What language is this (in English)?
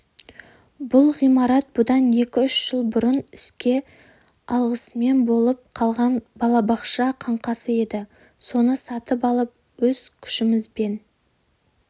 Kazakh